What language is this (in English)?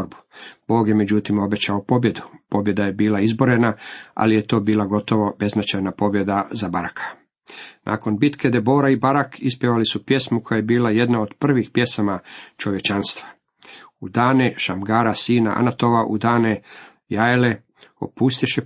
Croatian